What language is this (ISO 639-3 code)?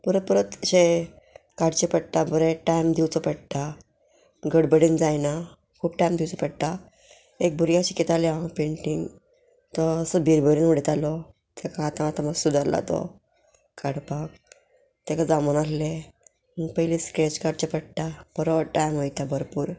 kok